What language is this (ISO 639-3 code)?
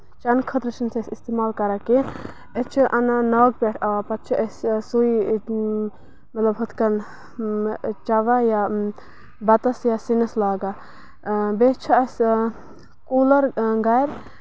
kas